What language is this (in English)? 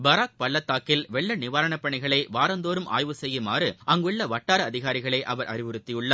Tamil